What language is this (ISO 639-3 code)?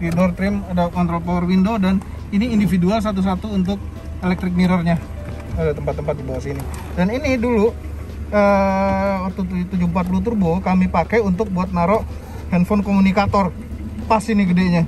ind